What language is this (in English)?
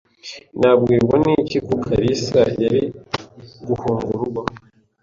Kinyarwanda